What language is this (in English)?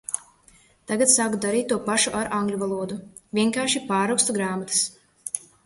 Latvian